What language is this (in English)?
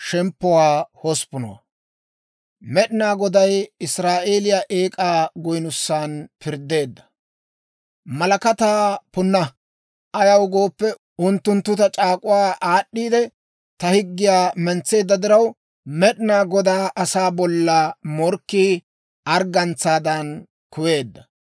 Dawro